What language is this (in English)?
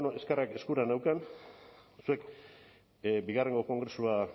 Basque